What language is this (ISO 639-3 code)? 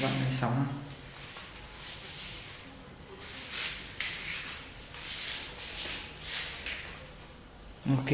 vie